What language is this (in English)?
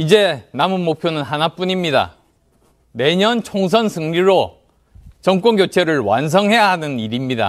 Korean